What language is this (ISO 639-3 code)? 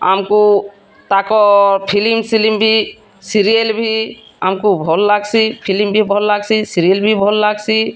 ori